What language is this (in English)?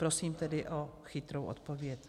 Czech